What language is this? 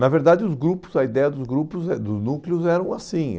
Portuguese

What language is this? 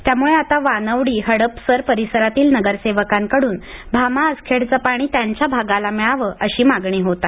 Marathi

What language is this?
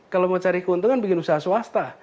Indonesian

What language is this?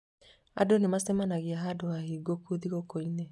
Kikuyu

